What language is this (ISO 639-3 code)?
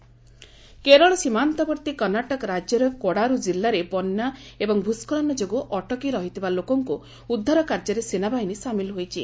ori